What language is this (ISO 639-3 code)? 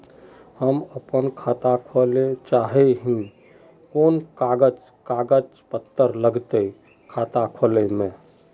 mag